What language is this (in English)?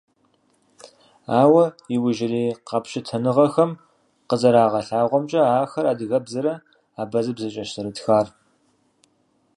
Kabardian